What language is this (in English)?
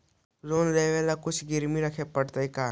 Magahi